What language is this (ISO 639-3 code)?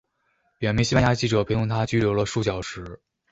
zho